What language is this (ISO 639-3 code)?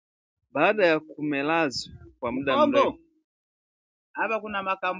swa